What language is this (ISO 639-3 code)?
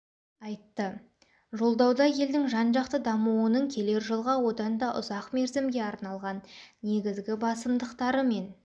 kaz